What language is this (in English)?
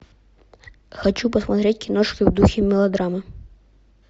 Russian